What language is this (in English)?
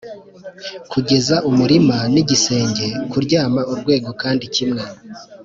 Kinyarwanda